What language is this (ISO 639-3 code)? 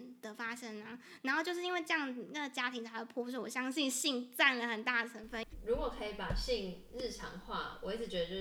zho